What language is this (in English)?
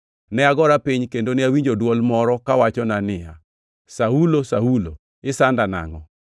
Luo (Kenya and Tanzania)